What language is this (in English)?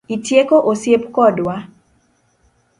Luo (Kenya and Tanzania)